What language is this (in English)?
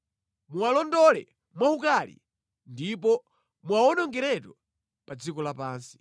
Nyanja